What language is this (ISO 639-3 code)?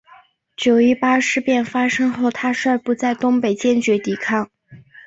zho